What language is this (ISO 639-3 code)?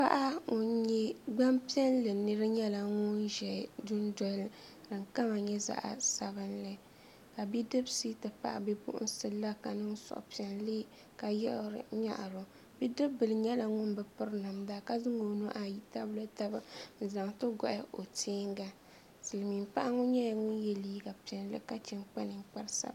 dag